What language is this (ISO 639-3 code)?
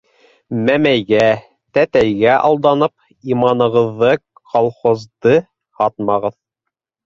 bak